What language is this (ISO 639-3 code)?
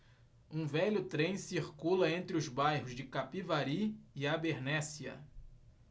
por